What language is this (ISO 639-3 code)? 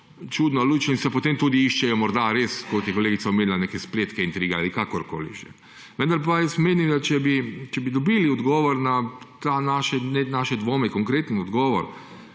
slv